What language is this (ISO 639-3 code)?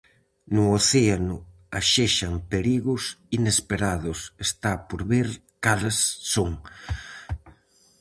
glg